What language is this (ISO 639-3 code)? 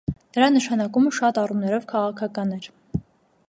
hye